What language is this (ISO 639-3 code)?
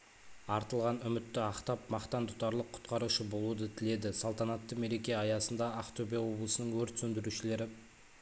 kaz